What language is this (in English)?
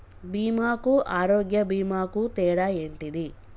Telugu